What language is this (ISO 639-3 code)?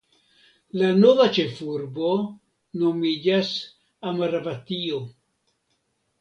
epo